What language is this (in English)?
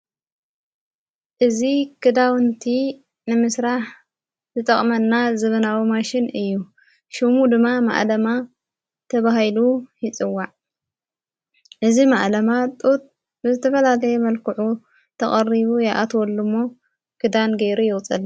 Tigrinya